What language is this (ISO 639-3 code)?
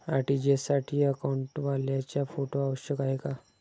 mar